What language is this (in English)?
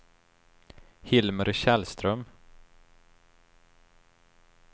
Swedish